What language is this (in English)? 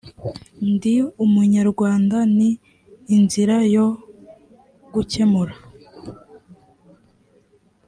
Kinyarwanda